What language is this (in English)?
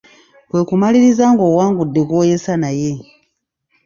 Ganda